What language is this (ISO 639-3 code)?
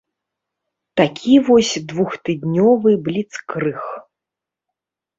bel